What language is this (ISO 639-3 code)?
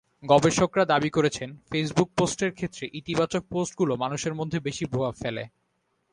ben